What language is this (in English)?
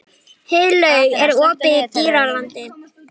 Icelandic